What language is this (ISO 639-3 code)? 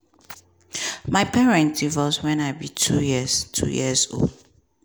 pcm